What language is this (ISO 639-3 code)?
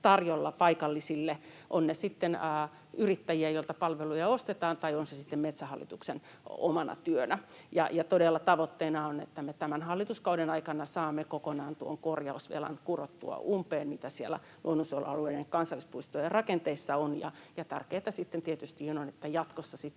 fin